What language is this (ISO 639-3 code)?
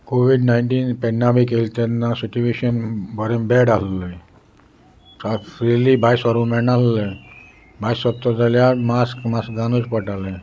kok